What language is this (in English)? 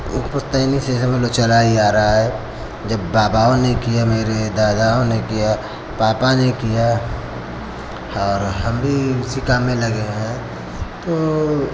Hindi